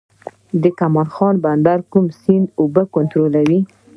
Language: Pashto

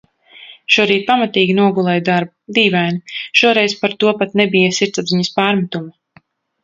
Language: Latvian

